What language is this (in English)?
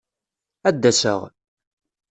Kabyle